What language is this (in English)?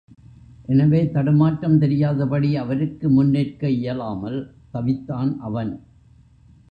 Tamil